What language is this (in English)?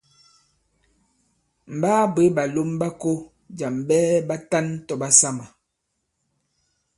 Bankon